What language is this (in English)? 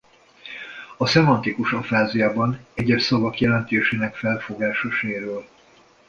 Hungarian